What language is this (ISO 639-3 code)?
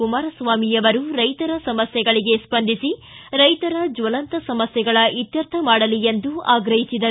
kan